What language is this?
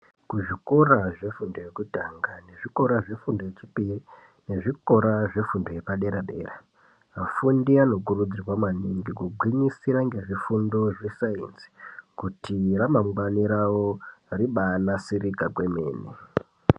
Ndau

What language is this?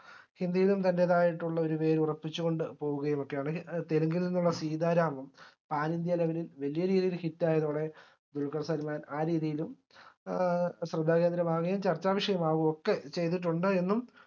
Malayalam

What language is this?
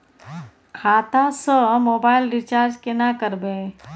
Maithili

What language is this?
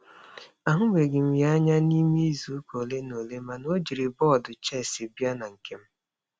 Igbo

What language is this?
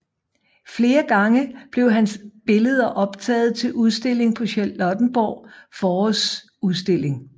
Danish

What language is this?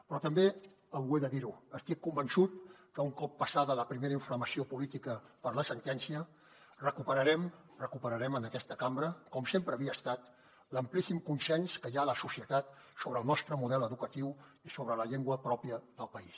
Catalan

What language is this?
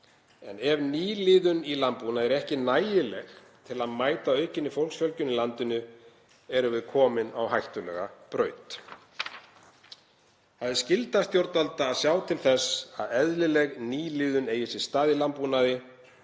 Icelandic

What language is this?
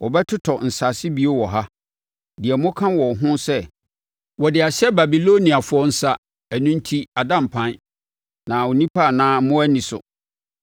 Akan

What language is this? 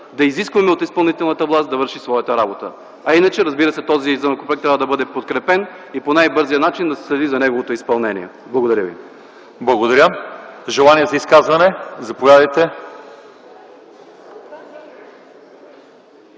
Bulgarian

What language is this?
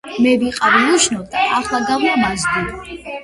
Georgian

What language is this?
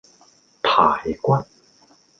Cantonese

